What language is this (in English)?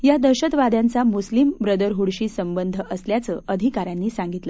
Marathi